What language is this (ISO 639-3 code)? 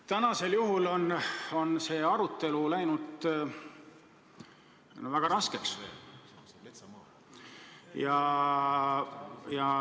est